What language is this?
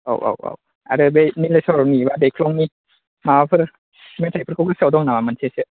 Bodo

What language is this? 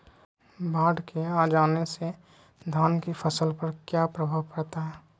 Magahi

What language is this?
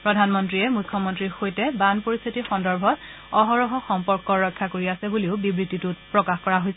Assamese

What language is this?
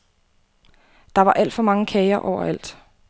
Danish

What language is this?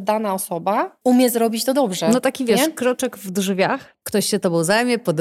Polish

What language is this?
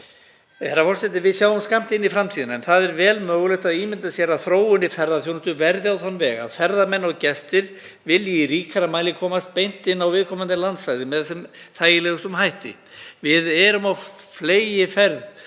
Icelandic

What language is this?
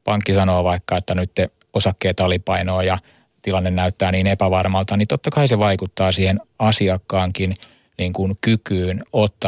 Finnish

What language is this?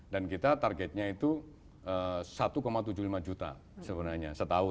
Indonesian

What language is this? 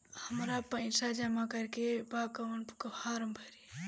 Bhojpuri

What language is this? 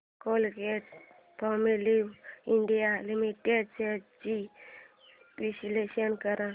Marathi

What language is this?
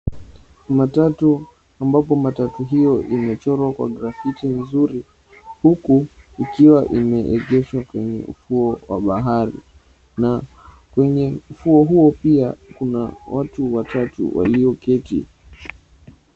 Swahili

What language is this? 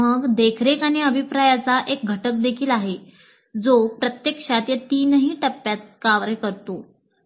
Marathi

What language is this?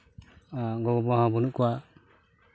Santali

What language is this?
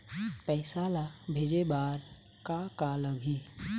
Chhattisgarhi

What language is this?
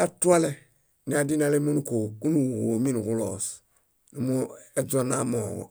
Bayot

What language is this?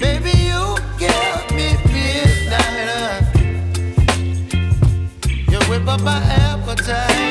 English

